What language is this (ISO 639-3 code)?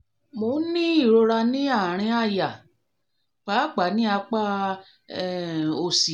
yor